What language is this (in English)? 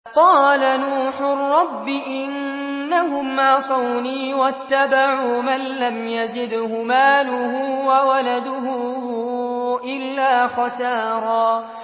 Arabic